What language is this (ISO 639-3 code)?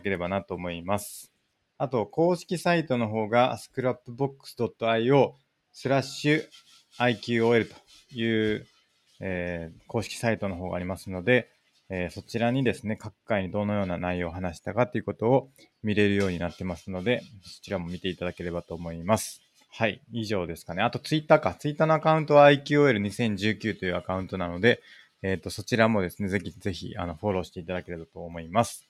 jpn